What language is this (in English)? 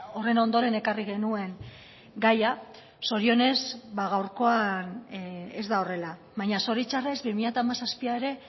Basque